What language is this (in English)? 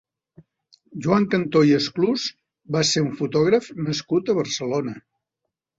Catalan